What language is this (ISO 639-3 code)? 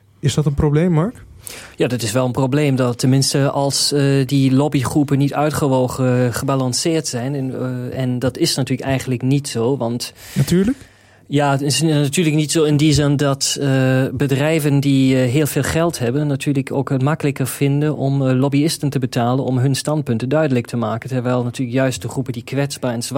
nld